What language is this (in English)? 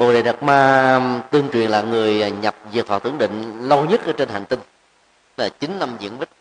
Vietnamese